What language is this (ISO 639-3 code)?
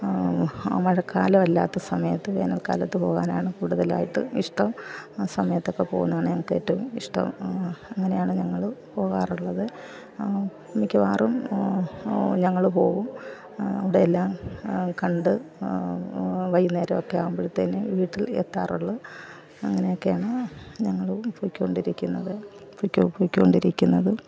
mal